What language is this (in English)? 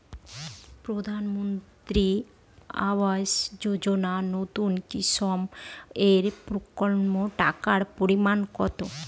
Bangla